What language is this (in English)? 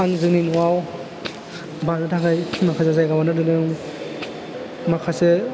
Bodo